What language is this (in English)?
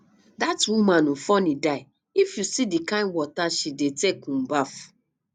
Nigerian Pidgin